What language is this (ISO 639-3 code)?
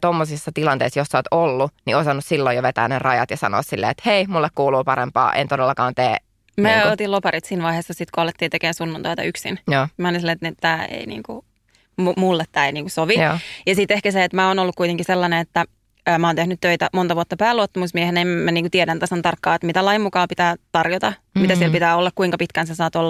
fin